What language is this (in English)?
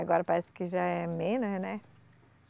Portuguese